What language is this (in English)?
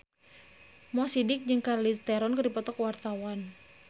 Sundanese